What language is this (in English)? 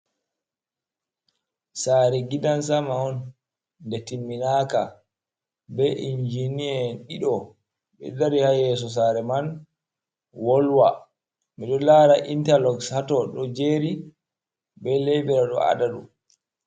Fula